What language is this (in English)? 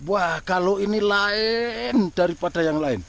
Indonesian